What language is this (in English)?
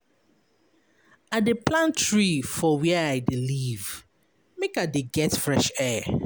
Nigerian Pidgin